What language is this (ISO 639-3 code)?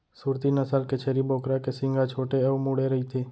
hne